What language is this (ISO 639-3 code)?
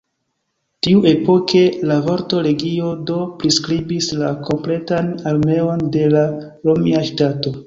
epo